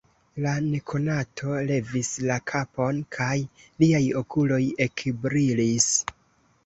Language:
Esperanto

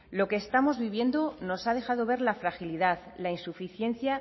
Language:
Spanish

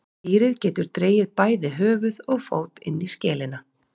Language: Icelandic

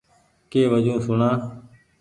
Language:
Goaria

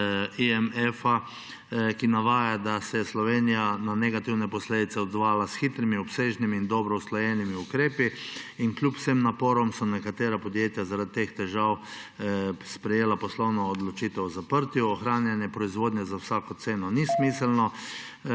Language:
Slovenian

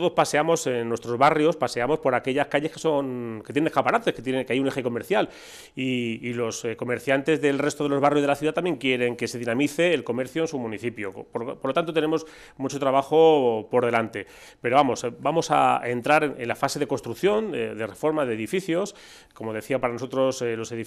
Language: Spanish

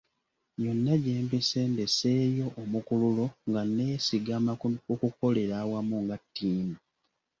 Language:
Ganda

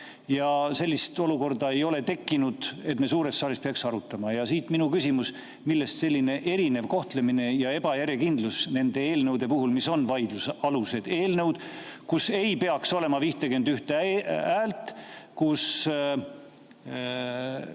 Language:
Estonian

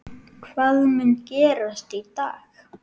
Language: Icelandic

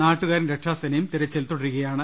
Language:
Malayalam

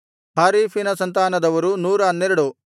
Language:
Kannada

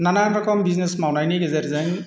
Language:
Bodo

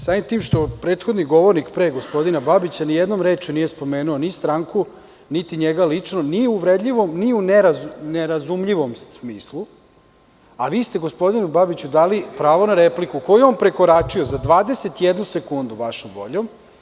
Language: Serbian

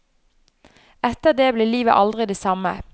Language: Norwegian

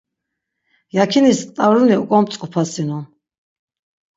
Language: Laz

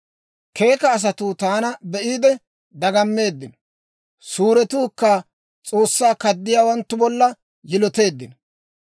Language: Dawro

